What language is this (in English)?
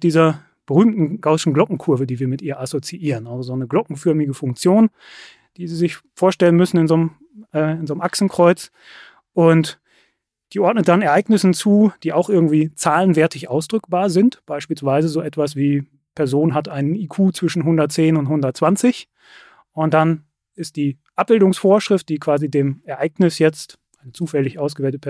German